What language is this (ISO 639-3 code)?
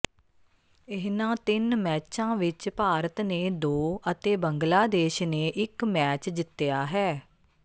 pan